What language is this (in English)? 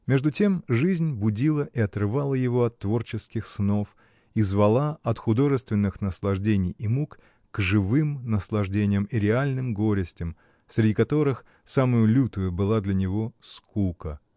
Russian